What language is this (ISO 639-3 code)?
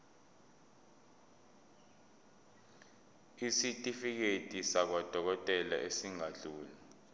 zul